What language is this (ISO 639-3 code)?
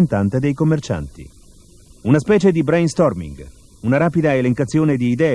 ita